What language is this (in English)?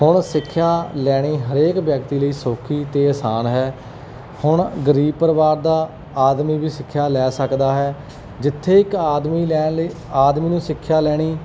Punjabi